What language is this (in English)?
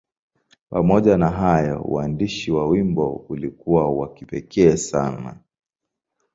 Swahili